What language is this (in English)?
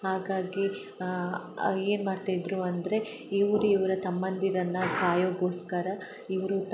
Kannada